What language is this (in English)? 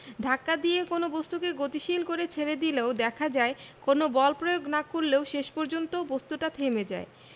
Bangla